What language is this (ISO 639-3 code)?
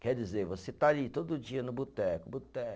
por